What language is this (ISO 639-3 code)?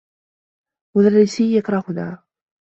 ara